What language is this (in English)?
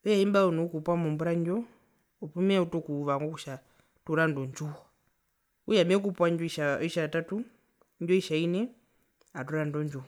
Herero